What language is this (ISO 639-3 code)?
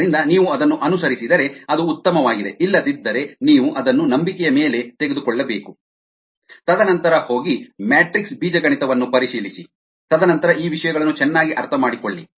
kan